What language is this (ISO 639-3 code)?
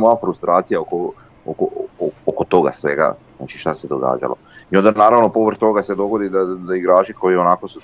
hrv